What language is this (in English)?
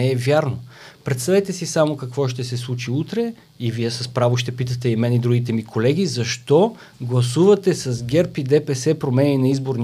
Bulgarian